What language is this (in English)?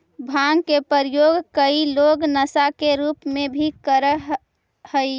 Magahi